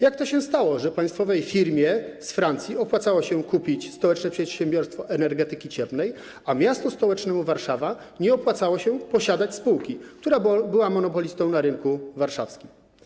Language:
Polish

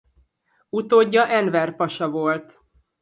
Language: Hungarian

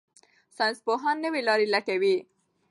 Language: Pashto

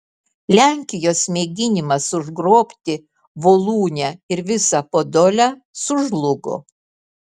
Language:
Lithuanian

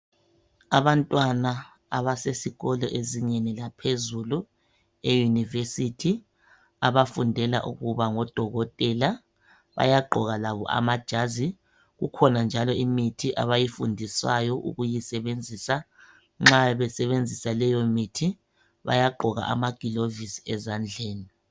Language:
North Ndebele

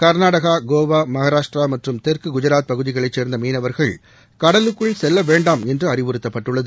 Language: Tamil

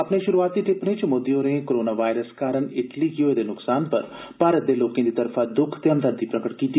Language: Dogri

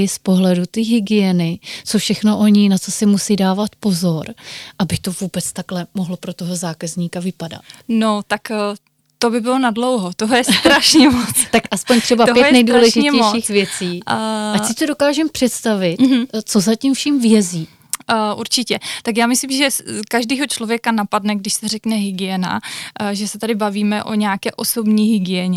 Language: Czech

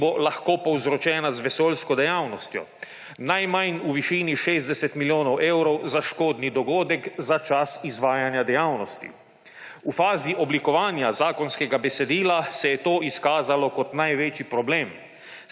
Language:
Slovenian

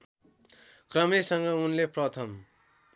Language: Nepali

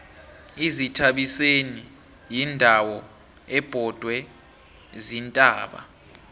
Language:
South Ndebele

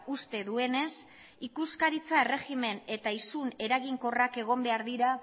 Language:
Basque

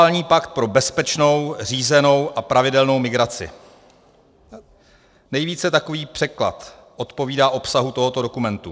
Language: Czech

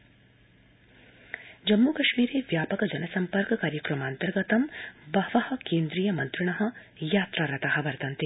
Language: Sanskrit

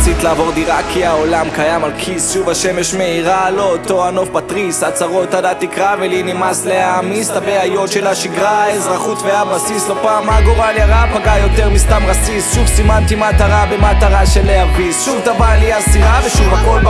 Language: Hebrew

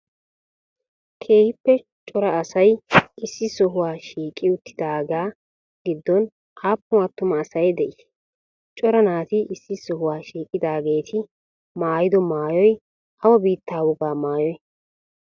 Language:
Wolaytta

